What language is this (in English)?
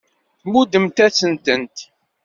Kabyle